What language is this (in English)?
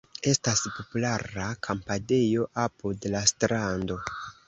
Esperanto